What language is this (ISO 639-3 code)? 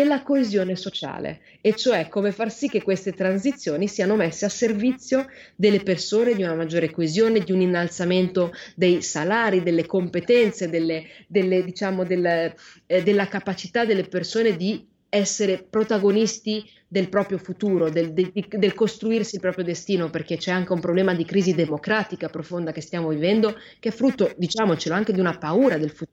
ita